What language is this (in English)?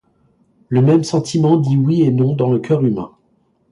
French